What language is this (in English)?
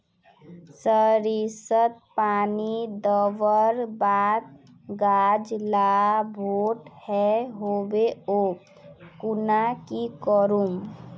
Magahi